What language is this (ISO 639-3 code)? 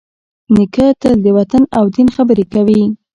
pus